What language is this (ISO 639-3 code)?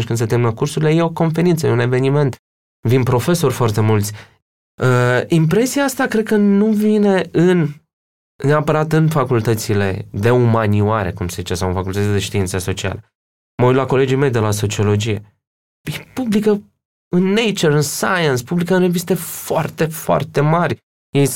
ron